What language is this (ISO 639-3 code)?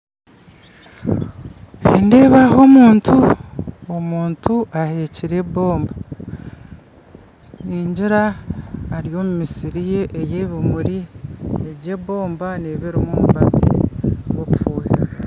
nyn